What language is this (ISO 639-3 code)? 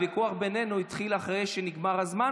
heb